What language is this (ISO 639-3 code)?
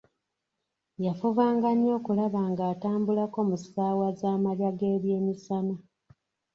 lug